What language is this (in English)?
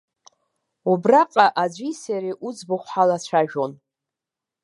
Abkhazian